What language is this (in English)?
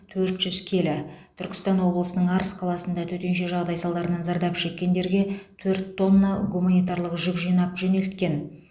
Kazakh